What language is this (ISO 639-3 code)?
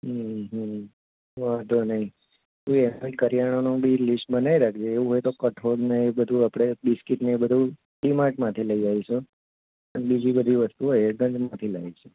guj